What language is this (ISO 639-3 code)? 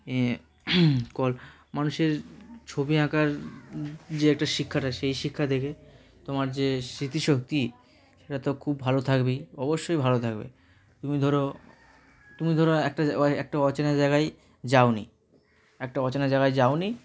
ben